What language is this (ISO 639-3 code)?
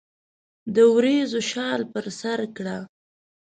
pus